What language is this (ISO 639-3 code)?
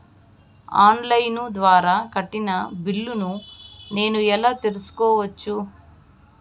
tel